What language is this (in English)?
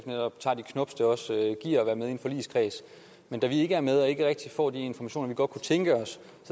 Danish